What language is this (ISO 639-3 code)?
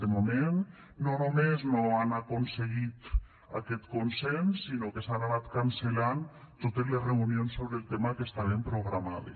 cat